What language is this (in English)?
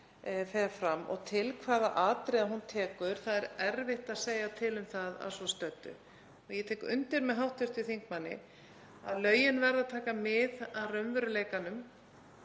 Icelandic